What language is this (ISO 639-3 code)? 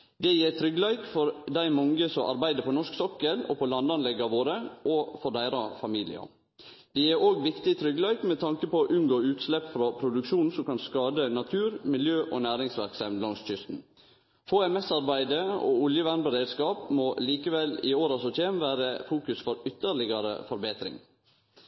nno